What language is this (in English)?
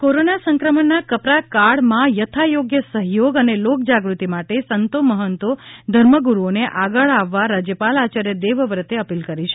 Gujarati